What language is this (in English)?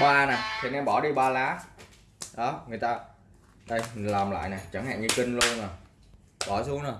Vietnamese